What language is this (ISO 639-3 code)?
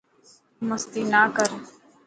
mki